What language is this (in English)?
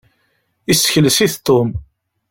Kabyle